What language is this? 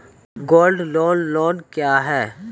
Maithili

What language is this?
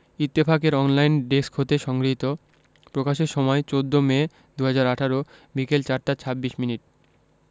Bangla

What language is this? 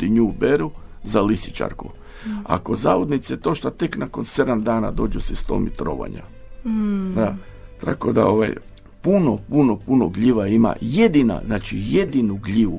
Croatian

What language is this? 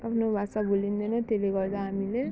Nepali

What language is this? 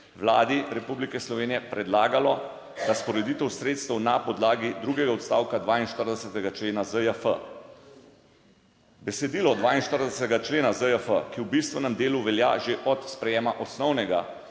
Slovenian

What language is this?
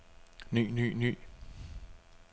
Danish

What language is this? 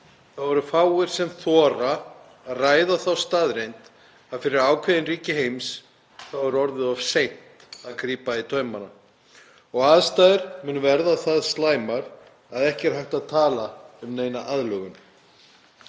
Icelandic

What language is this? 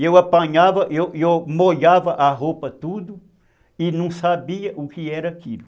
Portuguese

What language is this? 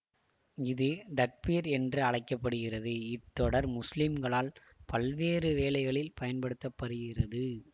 Tamil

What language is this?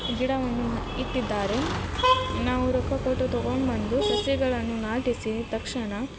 Kannada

